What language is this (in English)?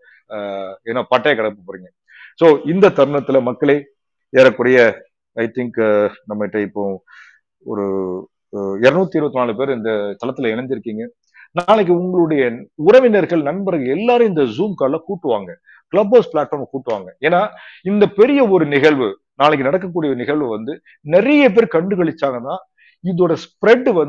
Tamil